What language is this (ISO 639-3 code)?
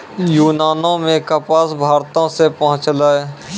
mai